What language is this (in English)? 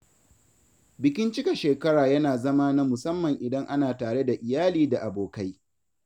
Hausa